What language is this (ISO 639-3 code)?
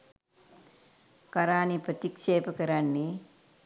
sin